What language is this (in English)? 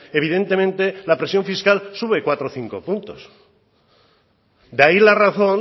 Spanish